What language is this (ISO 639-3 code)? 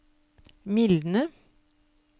nor